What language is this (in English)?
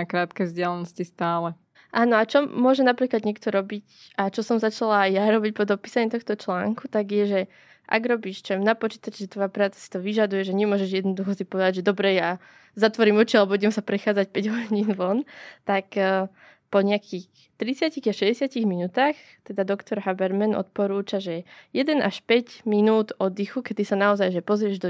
Slovak